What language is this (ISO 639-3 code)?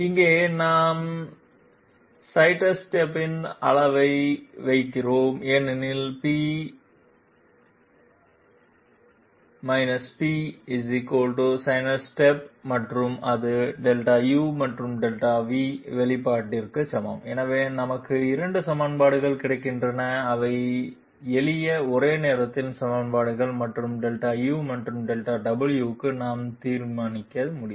tam